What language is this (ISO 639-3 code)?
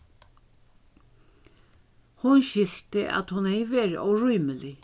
fao